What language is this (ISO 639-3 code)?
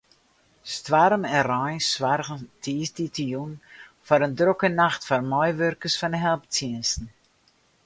fry